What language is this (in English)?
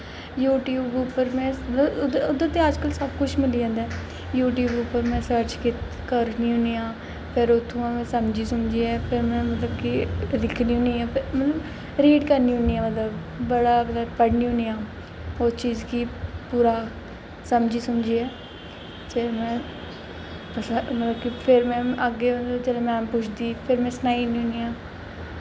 Dogri